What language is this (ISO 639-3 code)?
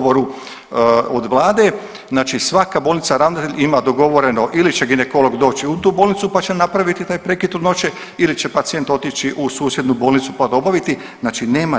hrv